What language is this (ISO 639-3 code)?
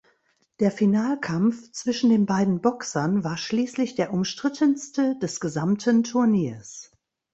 deu